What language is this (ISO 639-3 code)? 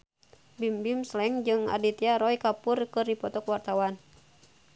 sun